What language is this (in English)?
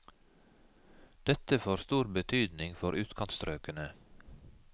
Norwegian